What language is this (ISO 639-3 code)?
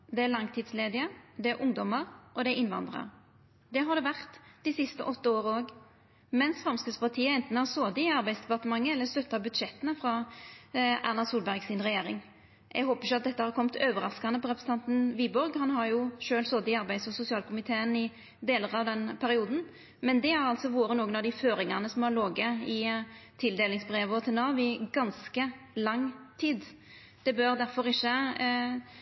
nno